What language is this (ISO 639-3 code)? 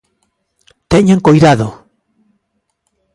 glg